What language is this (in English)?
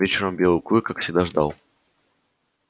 Russian